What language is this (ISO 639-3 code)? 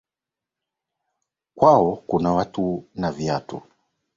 swa